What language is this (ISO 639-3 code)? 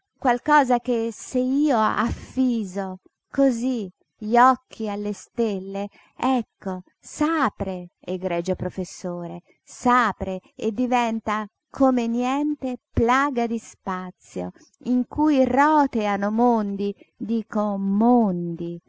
ita